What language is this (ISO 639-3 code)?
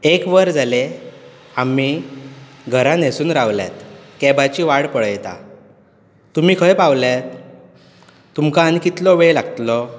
kok